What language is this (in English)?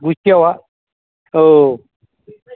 Bodo